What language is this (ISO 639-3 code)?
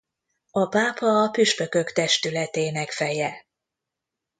hun